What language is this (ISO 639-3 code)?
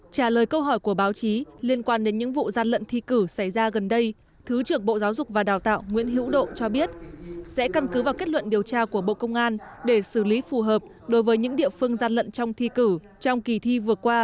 vie